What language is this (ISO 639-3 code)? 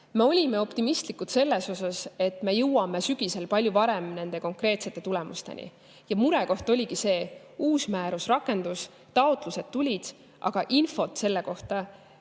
est